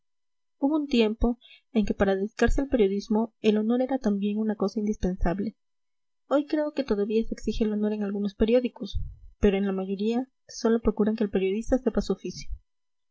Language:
Spanish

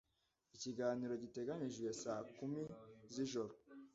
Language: Kinyarwanda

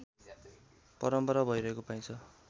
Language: Nepali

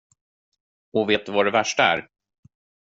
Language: Swedish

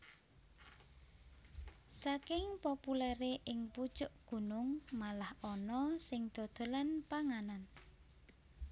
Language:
Javanese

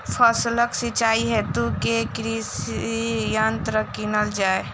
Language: Maithili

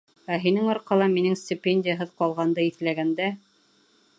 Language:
Bashkir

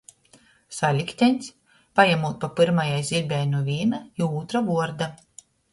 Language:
Latgalian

